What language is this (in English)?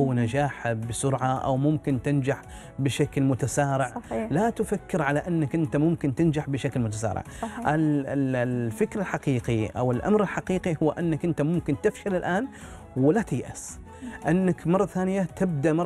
Arabic